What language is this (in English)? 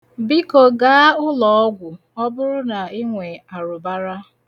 Igbo